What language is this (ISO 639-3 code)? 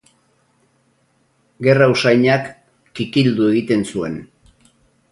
eus